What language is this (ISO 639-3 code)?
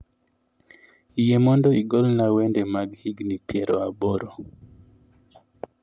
luo